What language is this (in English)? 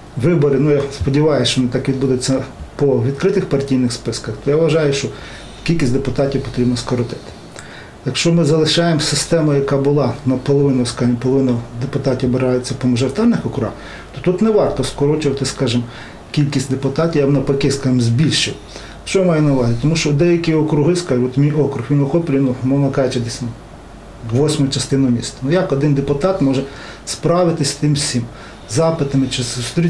Ukrainian